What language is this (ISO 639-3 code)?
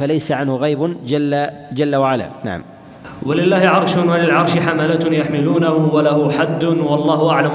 ara